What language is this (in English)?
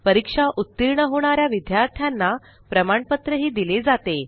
Marathi